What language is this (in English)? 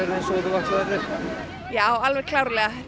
Icelandic